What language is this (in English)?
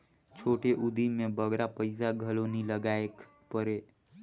Chhattisgarhi